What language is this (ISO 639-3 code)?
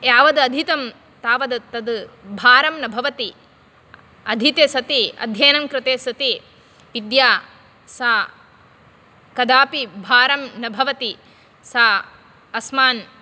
san